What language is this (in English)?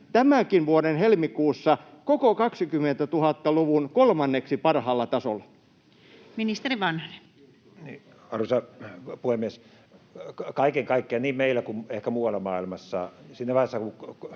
Finnish